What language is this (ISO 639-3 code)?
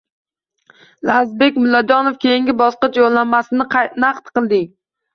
uzb